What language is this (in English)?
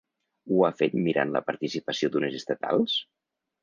Catalan